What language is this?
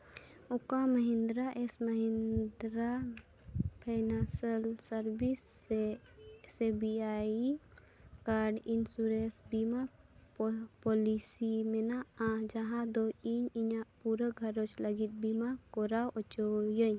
Santali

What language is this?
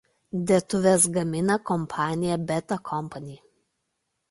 Lithuanian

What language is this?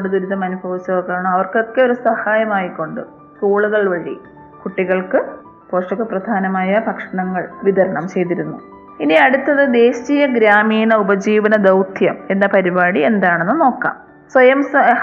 Malayalam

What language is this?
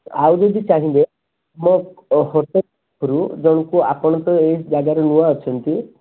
Odia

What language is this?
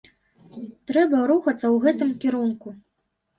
Belarusian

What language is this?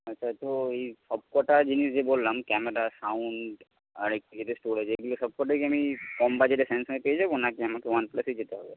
Bangla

